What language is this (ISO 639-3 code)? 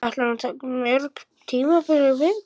isl